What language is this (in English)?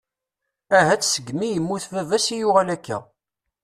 Kabyle